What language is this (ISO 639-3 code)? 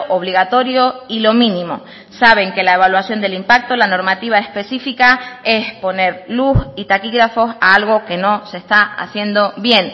spa